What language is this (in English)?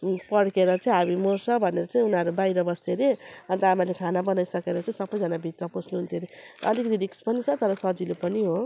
Nepali